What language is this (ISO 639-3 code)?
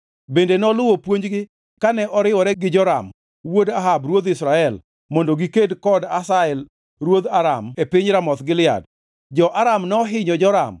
luo